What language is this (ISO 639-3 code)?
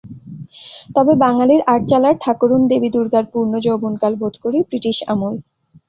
ben